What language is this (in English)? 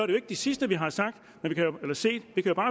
Danish